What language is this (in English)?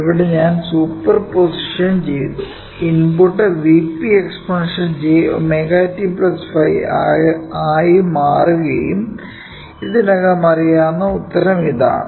Malayalam